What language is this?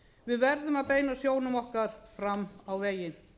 Icelandic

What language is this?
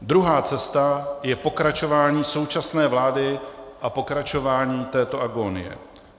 Czech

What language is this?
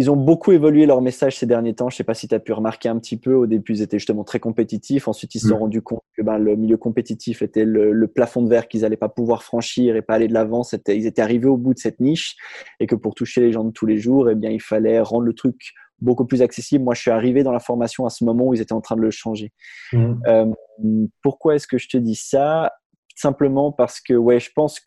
French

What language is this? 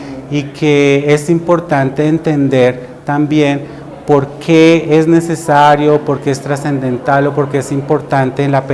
Spanish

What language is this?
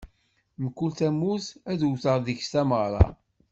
Kabyle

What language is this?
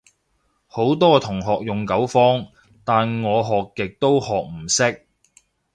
Cantonese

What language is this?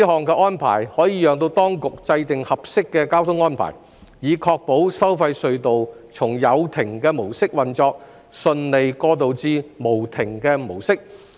Cantonese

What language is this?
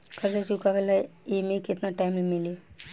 Bhojpuri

